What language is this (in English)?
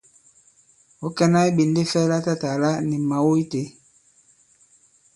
Bankon